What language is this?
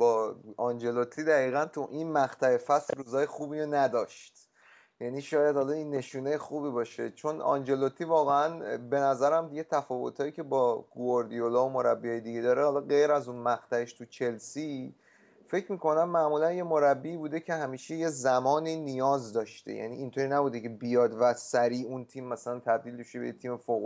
Persian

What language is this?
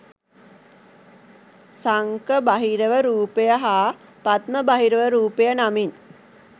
Sinhala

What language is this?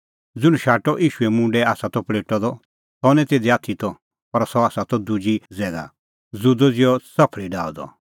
Kullu Pahari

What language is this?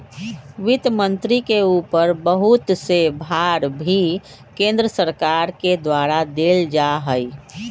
Magahi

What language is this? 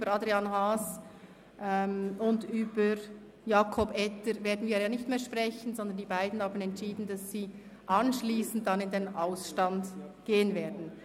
Swiss German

